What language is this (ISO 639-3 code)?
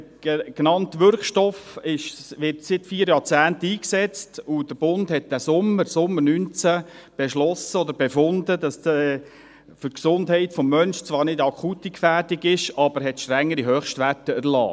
gsw